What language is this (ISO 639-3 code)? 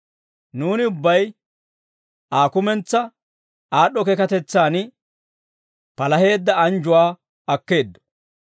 dwr